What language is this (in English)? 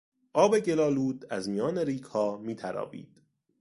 Persian